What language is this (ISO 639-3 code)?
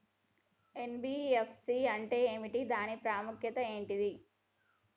tel